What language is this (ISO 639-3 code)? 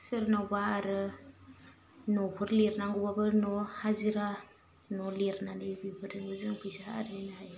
brx